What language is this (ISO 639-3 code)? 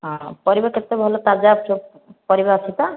ori